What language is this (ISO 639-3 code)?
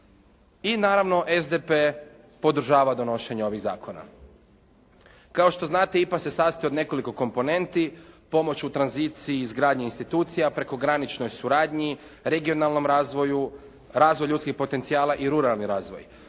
hrv